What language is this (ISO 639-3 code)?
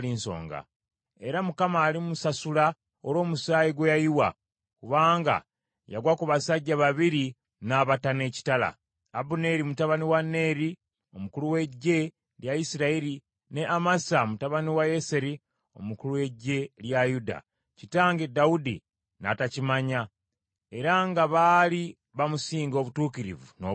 lug